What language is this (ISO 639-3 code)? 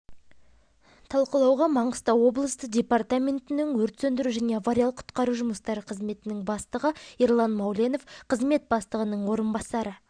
kaz